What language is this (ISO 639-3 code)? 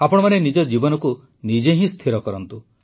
ori